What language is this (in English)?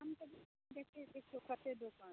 Maithili